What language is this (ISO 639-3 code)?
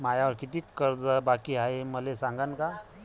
mar